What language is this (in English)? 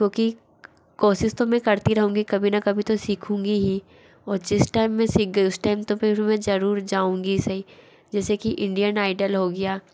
Hindi